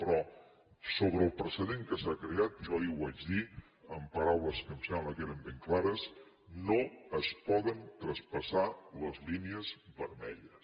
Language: Catalan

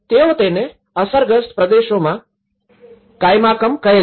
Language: Gujarati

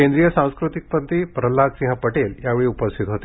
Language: Marathi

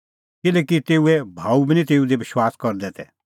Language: Kullu Pahari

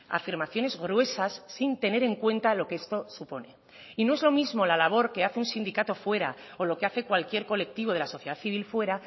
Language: Spanish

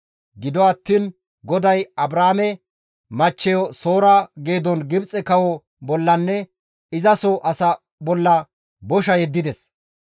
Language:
Gamo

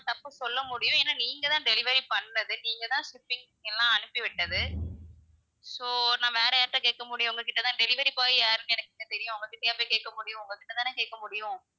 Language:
Tamil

